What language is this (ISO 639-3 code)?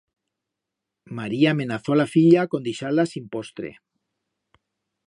arg